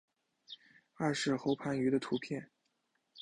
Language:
Chinese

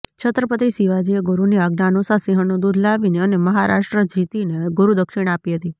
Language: Gujarati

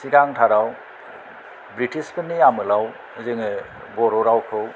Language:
Bodo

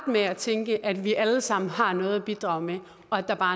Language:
Danish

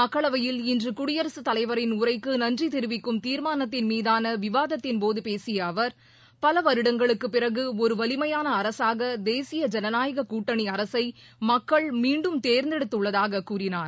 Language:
Tamil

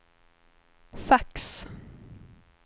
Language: Swedish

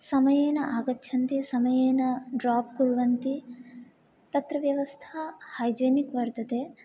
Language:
Sanskrit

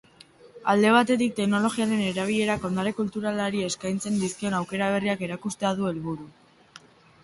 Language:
Basque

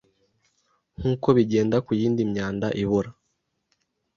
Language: Kinyarwanda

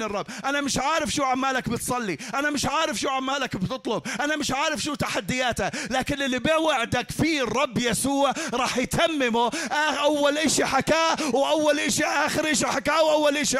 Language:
Arabic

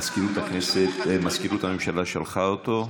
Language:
Hebrew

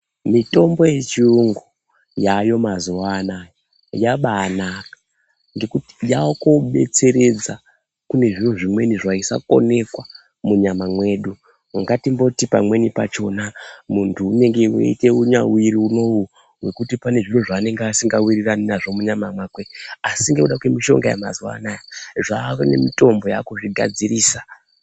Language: Ndau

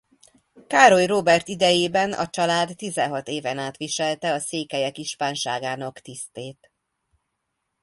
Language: Hungarian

